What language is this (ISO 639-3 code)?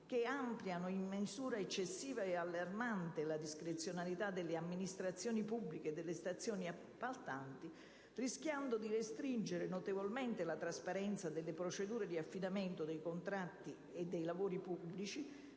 ita